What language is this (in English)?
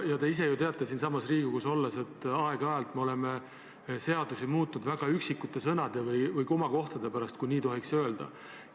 Estonian